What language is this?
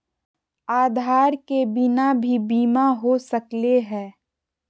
Magahi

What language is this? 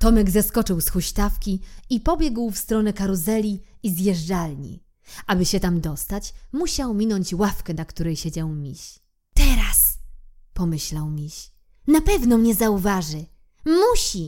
Polish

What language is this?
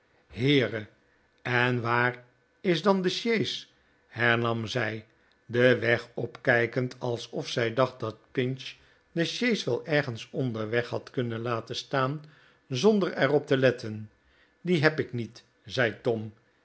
Dutch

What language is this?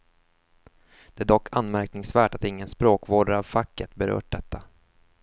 Swedish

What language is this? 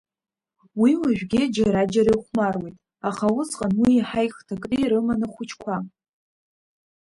Abkhazian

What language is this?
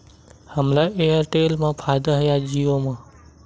Chhattisgarhi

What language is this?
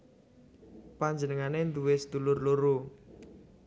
Javanese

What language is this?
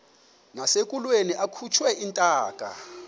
Xhosa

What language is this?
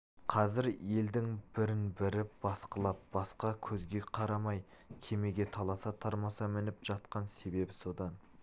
Kazakh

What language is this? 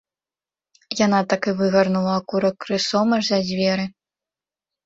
Belarusian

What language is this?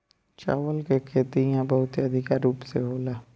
Bhojpuri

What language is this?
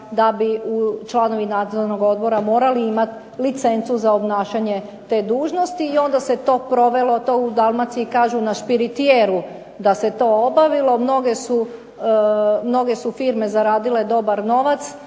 Croatian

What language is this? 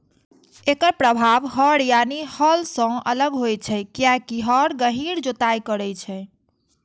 Maithili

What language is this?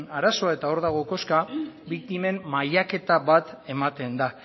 Basque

